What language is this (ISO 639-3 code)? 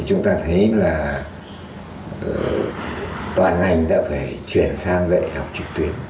vie